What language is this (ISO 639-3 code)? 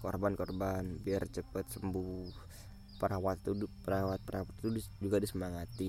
ind